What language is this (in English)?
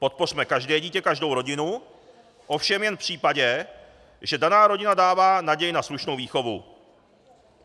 Czech